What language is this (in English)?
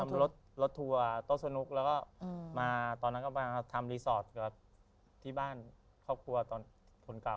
Thai